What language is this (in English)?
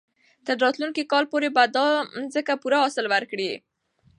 Pashto